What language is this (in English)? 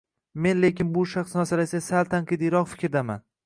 Uzbek